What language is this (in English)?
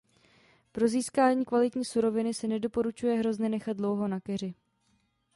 Czech